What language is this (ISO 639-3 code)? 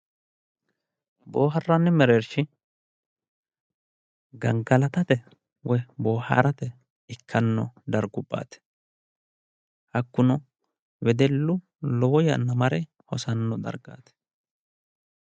sid